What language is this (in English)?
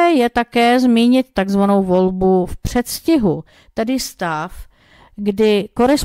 Czech